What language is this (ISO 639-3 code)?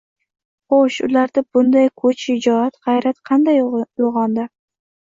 uzb